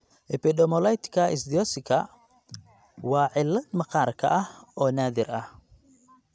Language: Somali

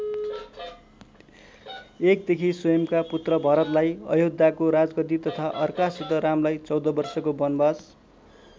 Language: Nepali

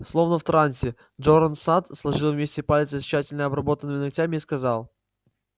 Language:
Russian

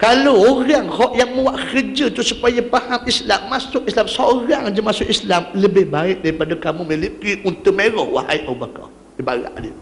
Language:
Malay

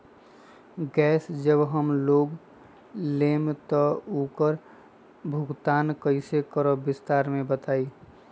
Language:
Magahi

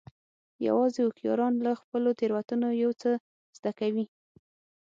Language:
Pashto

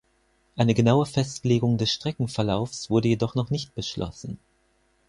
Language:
German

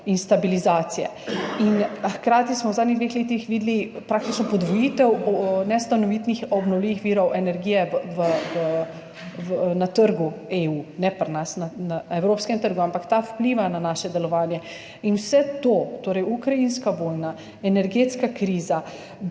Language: Slovenian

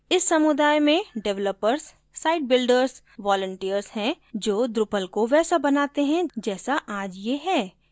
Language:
Hindi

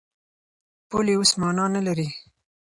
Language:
Pashto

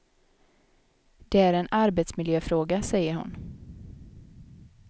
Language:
Swedish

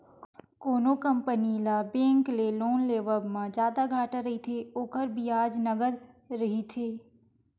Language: Chhattisgarhi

